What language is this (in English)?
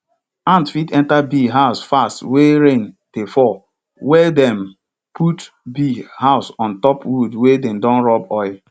Nigerian Pidgin